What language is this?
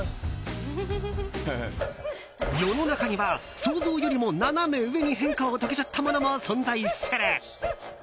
Japanese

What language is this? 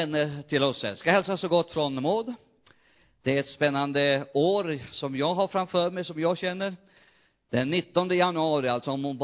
Swedish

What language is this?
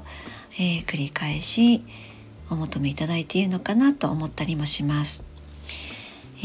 Japanese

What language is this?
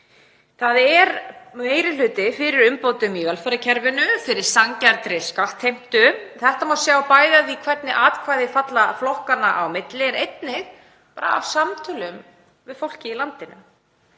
Icelandic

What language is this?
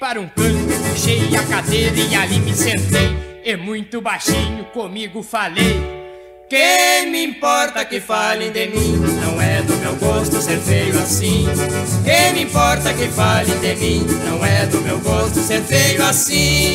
Portuguese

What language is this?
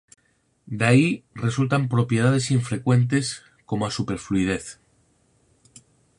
Galician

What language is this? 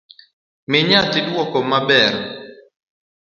Luo (Kenya and Tanzania)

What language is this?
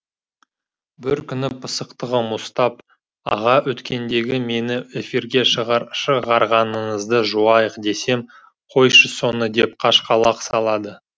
Kazakh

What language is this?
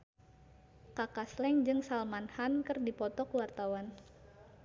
Sundanese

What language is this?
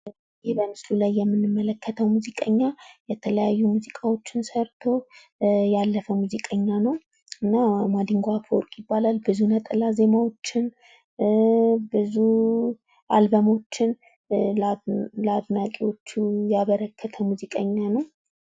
Amharic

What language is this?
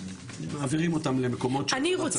Hebrew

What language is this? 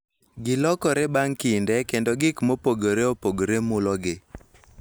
Luo (Kenya and Tanzania)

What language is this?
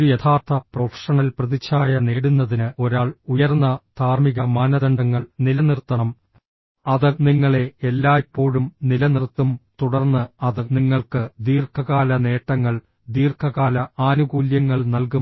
Malayalam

